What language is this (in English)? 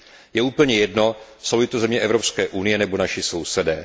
Czech